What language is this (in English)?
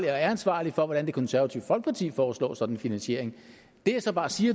Danish